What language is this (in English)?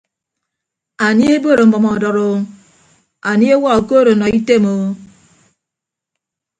Ibibio